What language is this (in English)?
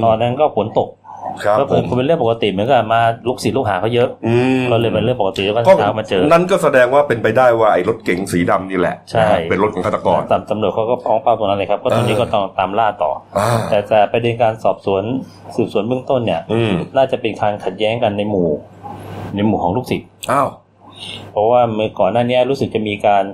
Thai